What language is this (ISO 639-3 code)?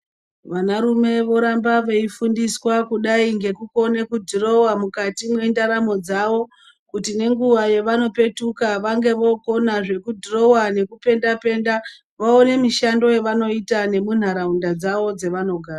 ndc